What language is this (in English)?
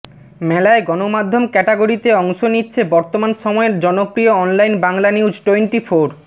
Bangla